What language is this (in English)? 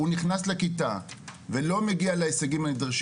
Hebrew